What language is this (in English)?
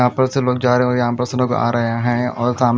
Hindi